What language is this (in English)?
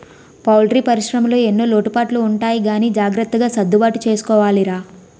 Telugu